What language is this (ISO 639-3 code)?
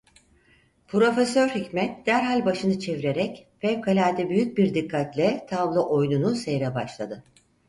tur